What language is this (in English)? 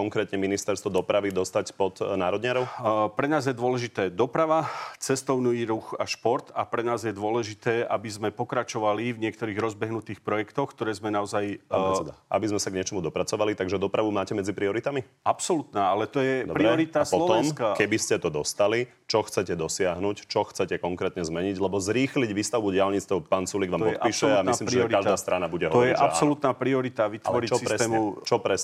Slovak